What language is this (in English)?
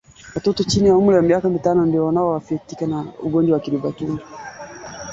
Swahili